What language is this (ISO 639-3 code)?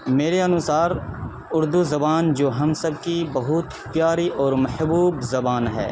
urd